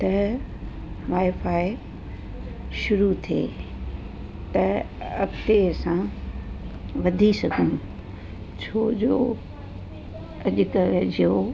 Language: Sindhi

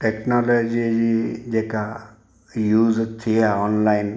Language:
Sindhi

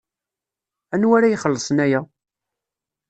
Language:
Kabyle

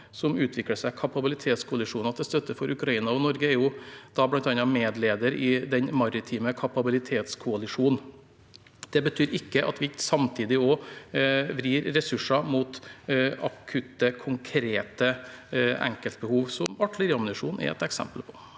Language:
Norwegian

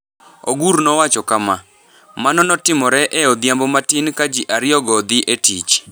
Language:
Luo (Kenya and Tanzania)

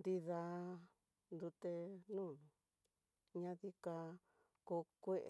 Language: Tidaá Mixtec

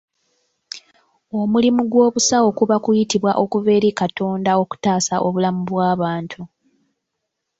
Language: Ganda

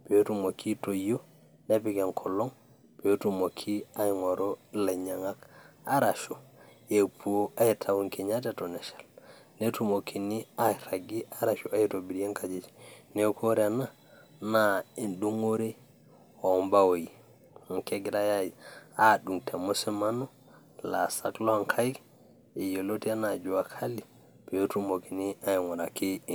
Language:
Masai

